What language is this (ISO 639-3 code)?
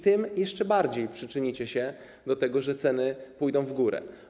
pol